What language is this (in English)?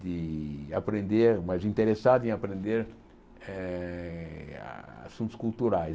Portuguese